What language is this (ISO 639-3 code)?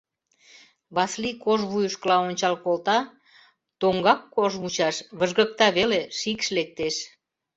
chm